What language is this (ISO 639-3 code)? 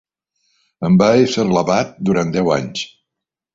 cat